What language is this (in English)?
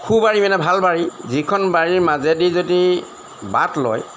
Assamese